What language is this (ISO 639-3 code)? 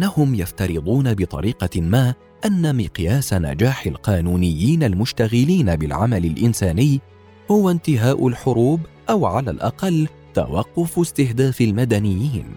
ara